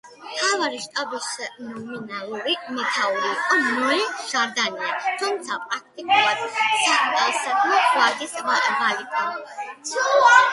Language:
Georgian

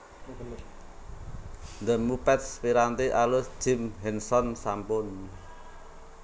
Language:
Javanese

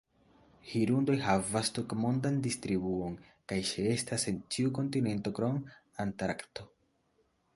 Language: Esperanto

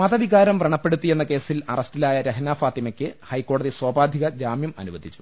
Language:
Malayalam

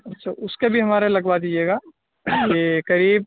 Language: Urdu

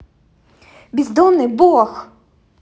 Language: Russian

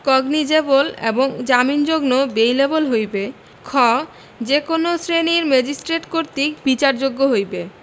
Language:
Bangla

